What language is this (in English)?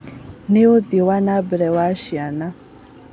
Kikuyu